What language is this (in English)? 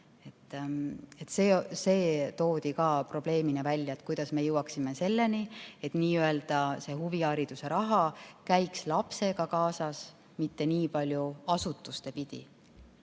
Estonian